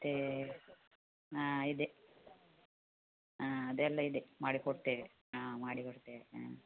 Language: Kannada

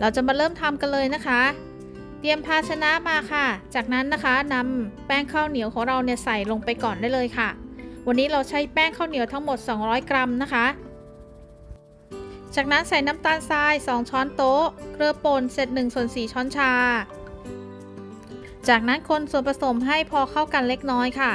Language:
Thai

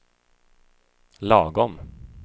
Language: Swedish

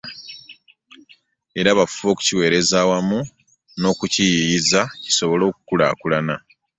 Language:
Ganda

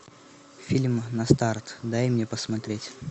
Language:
Russian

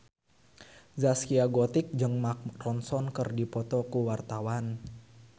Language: Sundanese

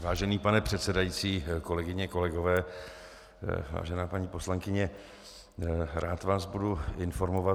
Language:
Czech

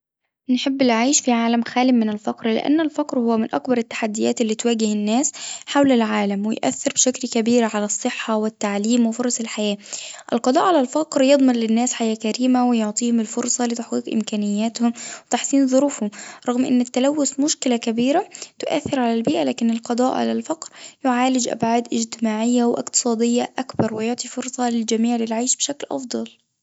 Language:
Tunisian Arabic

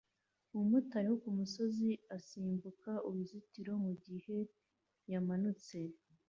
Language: Kinyarwanda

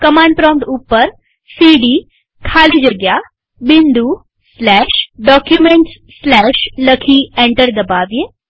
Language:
Gujarati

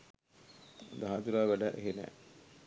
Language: Sinhala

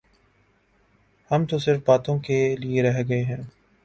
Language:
Urdu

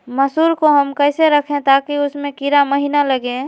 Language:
Magahi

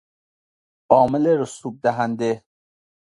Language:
Persian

